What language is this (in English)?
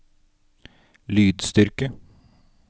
Norwegian